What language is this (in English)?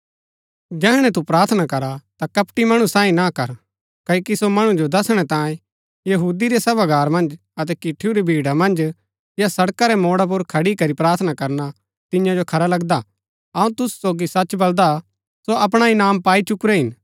Gaddi